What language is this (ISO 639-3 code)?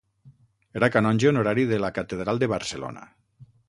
cat